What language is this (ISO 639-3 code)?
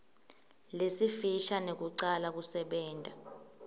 ssw